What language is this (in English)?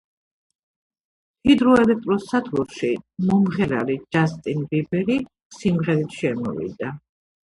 Georgian